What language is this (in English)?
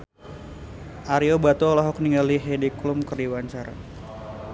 Sundanese